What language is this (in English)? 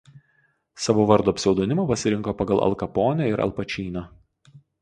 Lithuanian